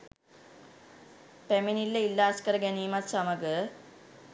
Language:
Sinhala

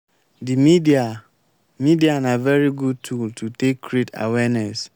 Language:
Nigerian Pidgin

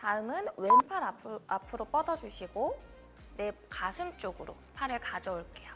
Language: Korean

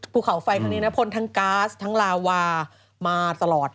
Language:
Thai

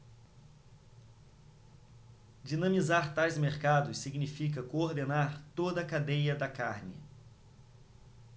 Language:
Portuguese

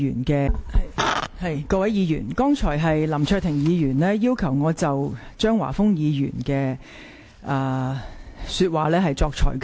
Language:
Cantonese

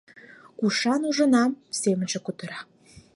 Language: Mari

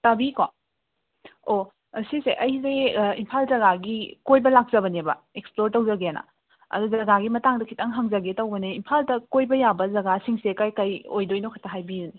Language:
Manipuri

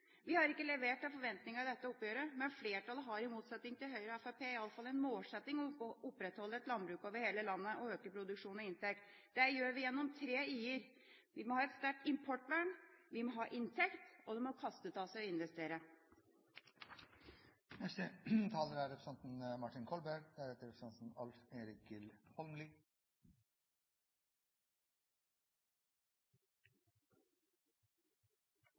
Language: Norwegian Bokmål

